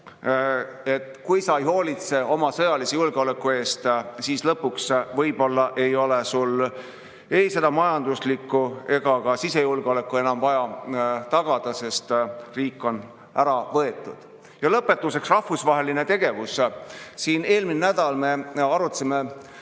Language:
Estonian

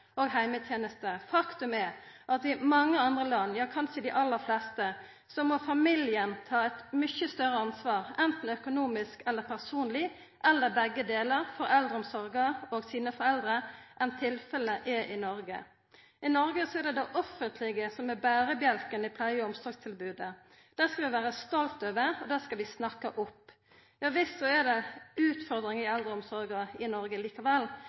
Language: Norwegian Nynorsk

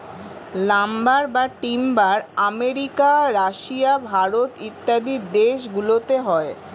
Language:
Bangla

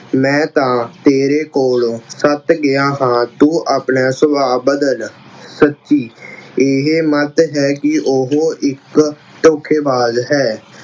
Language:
Punjabi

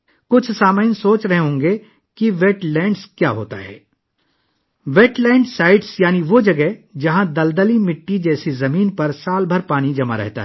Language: Urdu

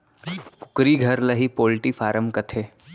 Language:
Chhattisgarhi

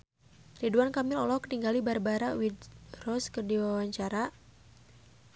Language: Sundanese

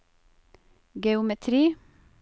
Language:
Norwegian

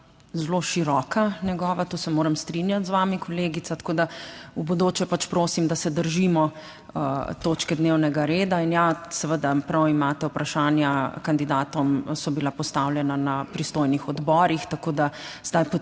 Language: Slovenian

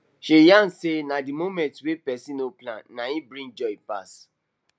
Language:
Nigerian Pidgin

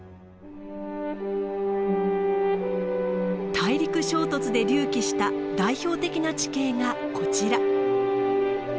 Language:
Japanese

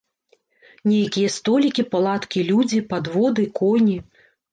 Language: Belarusian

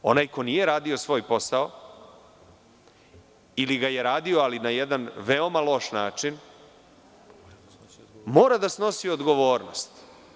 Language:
Serbian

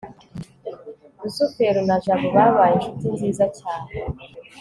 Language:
Kinyarwanda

